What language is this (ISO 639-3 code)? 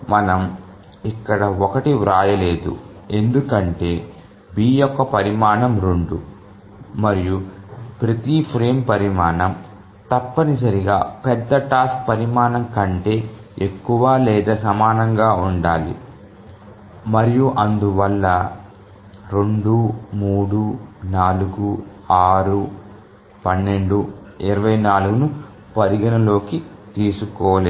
tel